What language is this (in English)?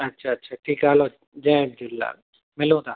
Sindhi